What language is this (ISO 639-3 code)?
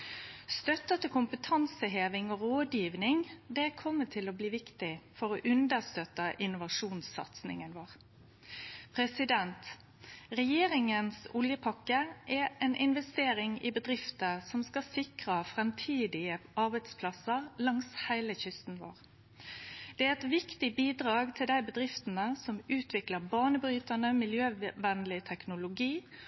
nno